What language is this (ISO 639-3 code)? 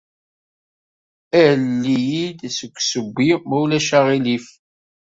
kab